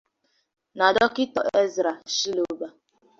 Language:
Igbo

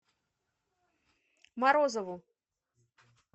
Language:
Russian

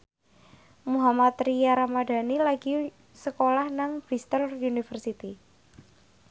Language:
Javanese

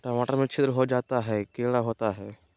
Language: Magahi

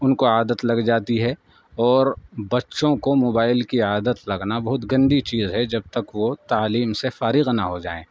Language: Urdu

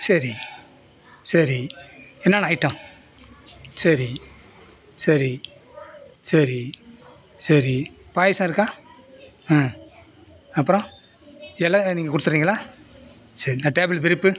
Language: Tamil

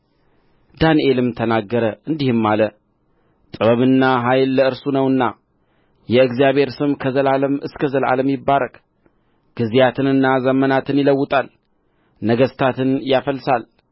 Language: Amharic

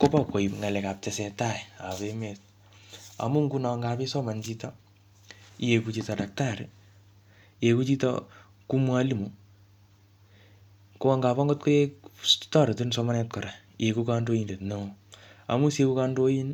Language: Kalenjin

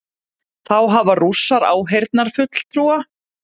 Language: Icelandic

